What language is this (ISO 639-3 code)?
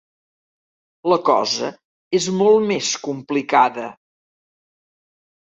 cat